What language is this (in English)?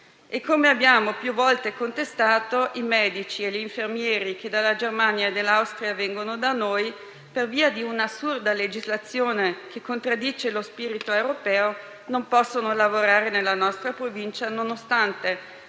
Italian